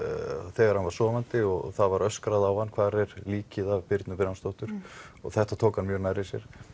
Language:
Icelandic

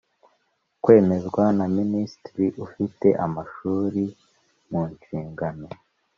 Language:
Kinyarwanda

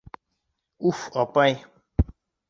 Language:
Bashkir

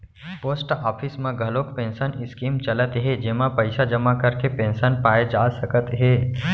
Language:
Chhattisgarhi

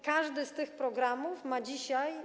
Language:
Polish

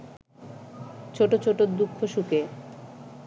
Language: Bangla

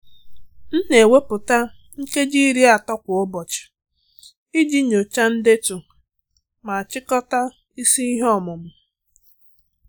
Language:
Igbo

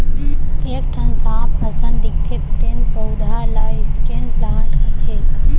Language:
Chhattisgarhi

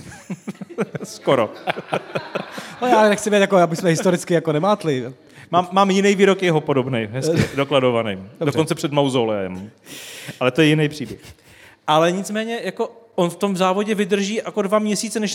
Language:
Czech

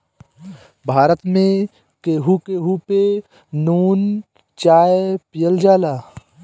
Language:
Bhojpuri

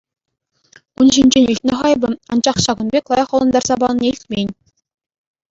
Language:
Chuvash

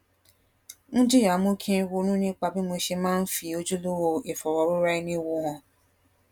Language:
Yoruba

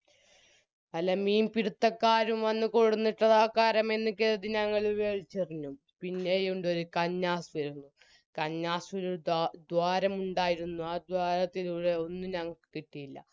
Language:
Malayalam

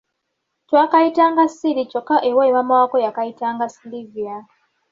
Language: Ganda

